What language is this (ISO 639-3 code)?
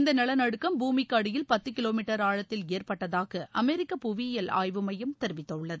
tam